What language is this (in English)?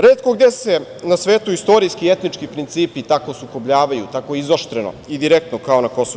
Serbian